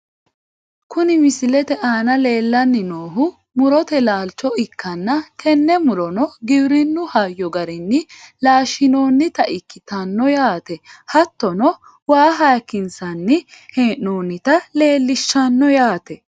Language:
Sidamo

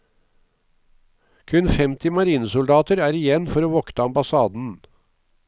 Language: Norwegian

